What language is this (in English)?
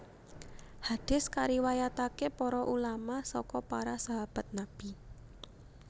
Javanese